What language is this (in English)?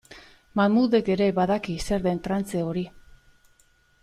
Basque